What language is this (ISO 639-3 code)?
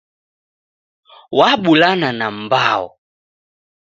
dav